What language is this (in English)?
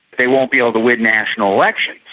English